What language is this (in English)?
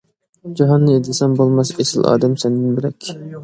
Uyghur